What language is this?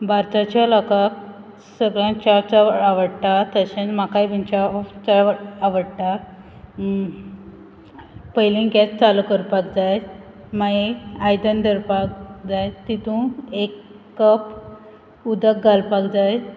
Konkani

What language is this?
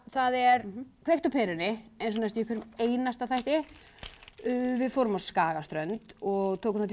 Icelandic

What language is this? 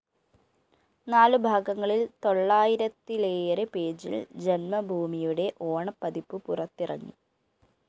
Malayalam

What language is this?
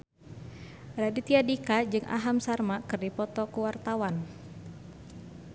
Sundanese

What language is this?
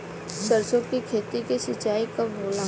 Bhojpuri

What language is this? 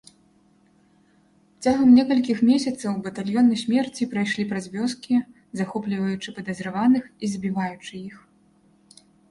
Belarusian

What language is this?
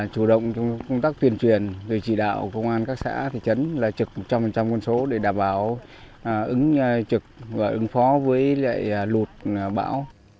Vietnamese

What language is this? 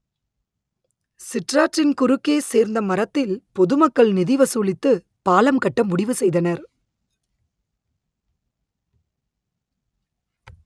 Tamil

